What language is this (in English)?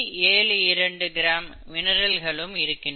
Tamil